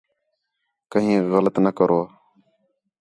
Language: Khetrani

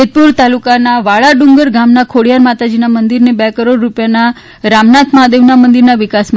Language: Gujarati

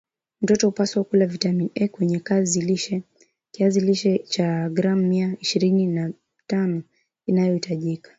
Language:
Swahili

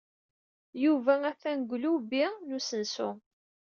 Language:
Kabyle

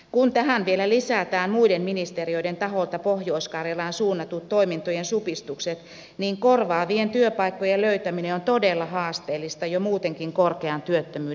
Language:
Finnish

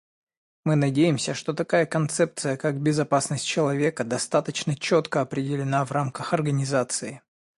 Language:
Russian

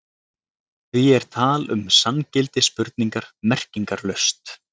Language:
Icelandic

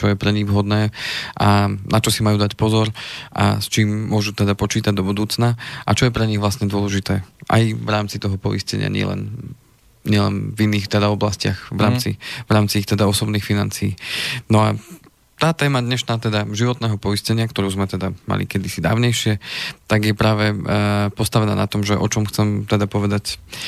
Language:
Slovak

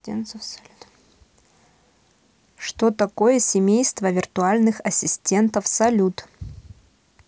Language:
Russian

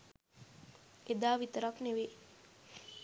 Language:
Sinhala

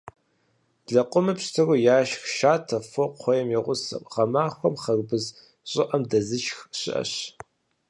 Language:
Kabardian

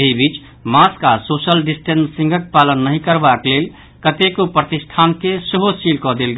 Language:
Maithili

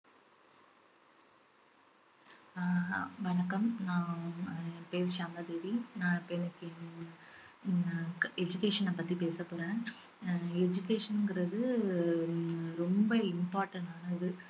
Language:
Tamil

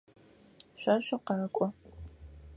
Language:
Adyghe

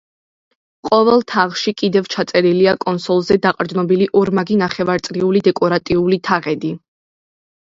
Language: Georgian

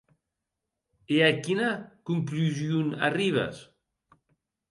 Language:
Occitan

